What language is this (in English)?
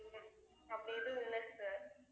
Tamil